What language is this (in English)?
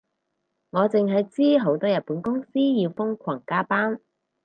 Cantonese